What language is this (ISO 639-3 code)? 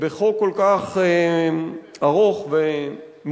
heb